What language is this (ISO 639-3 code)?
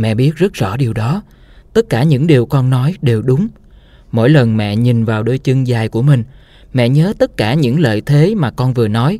vie